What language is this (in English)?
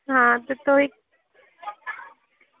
Dogri